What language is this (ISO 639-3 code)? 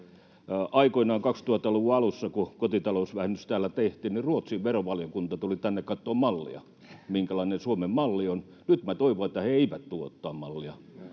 fin